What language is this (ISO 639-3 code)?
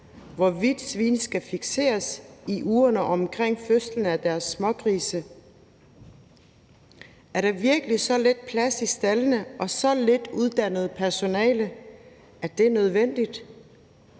dan